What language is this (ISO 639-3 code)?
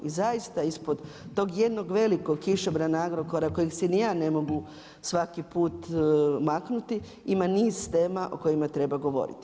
hrv